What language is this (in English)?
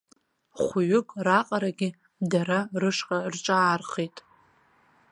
Abkhazian